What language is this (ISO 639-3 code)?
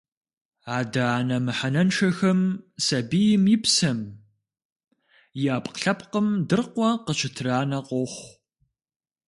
kbd